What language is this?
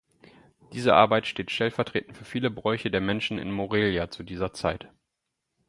German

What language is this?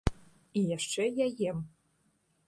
Belarusian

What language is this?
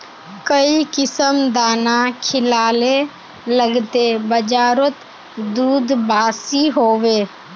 Magahi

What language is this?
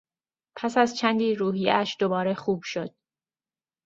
Persian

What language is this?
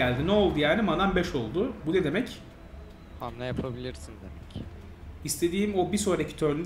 Turkish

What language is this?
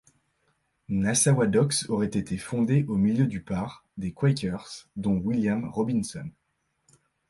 French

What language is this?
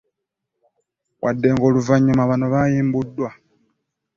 Ganda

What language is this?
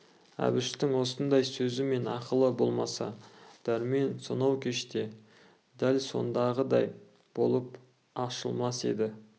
Kazakh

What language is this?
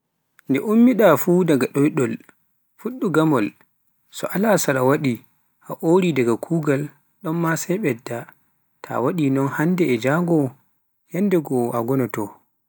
Pular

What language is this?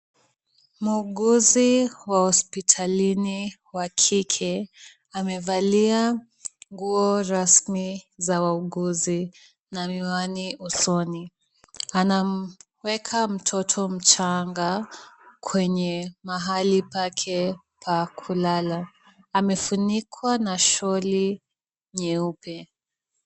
Swahili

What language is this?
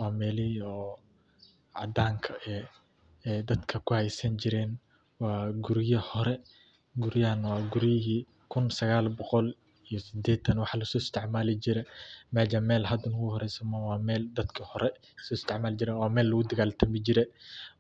Somali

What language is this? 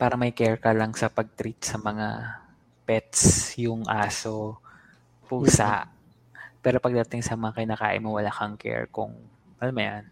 Filipino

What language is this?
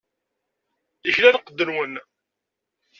Kabyle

